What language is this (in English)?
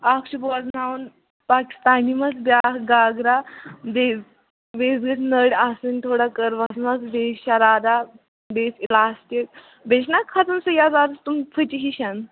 Kashmiri